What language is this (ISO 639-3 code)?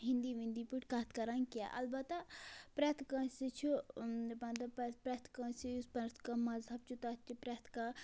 kas